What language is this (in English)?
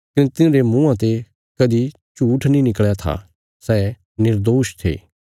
Bilaspuri